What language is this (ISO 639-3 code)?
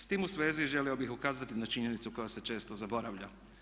hrv